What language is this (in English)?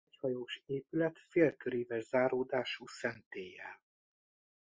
Hungarian